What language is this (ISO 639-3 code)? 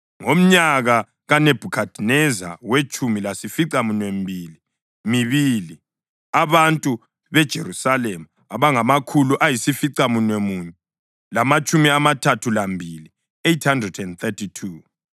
nde